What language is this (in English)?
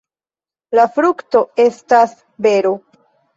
Esperanto